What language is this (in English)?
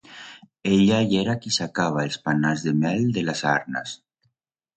Aragonese